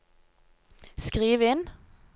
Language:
Norwegian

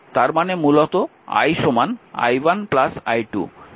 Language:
Bangla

